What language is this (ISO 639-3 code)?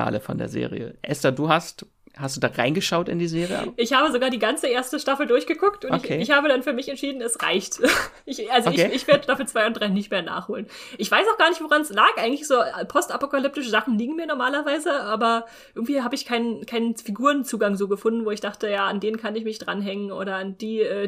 deu